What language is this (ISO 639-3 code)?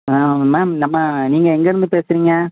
tam